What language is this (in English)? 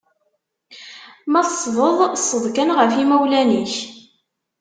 Kabyle